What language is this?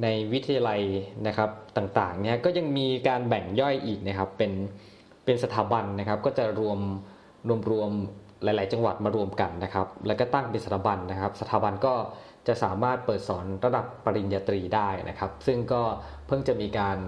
Thai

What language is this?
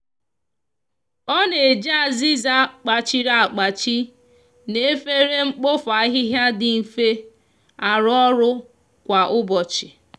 Igbo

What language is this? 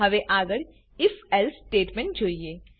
Gujarati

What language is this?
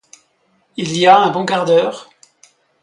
French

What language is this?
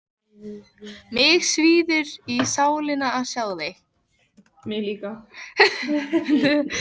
Icelandic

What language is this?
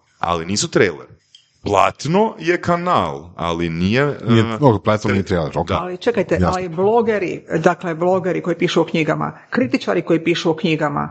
Croatian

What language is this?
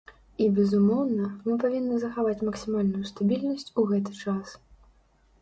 Belarusian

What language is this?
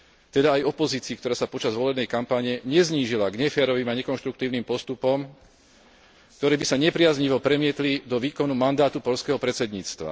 Slovak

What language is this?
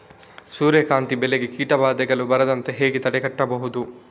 Kannada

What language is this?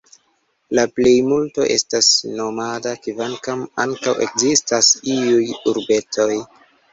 Esperanto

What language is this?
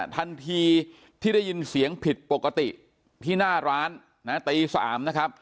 Thai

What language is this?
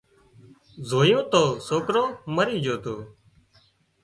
Wadiyara Koli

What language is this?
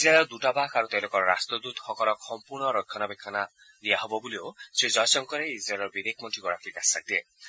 Assamese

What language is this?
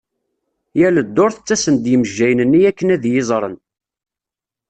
Kabyle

